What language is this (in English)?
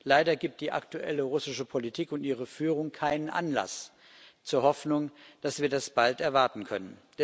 German